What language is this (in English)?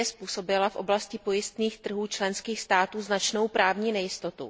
Czech